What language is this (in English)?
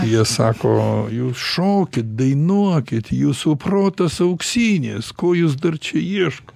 Lithuanian